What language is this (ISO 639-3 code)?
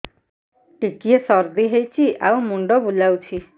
ori